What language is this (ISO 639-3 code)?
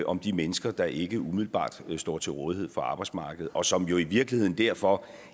dan